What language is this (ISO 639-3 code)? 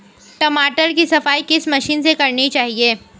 hin